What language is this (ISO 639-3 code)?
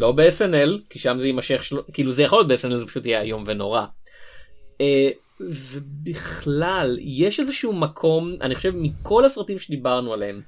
heb